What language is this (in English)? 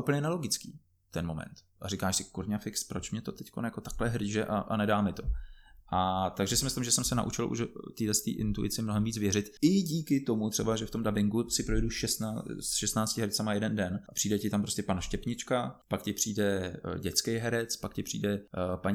Czech